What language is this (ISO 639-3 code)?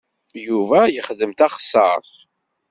kab